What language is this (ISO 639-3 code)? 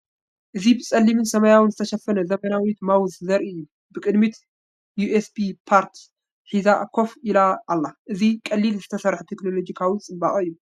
tir